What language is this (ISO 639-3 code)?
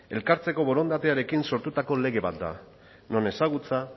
eus